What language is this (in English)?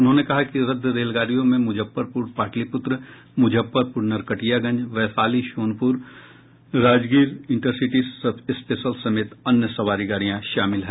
Hindi